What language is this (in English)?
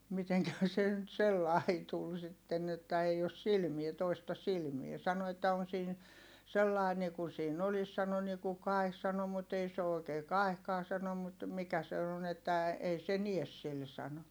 Finnish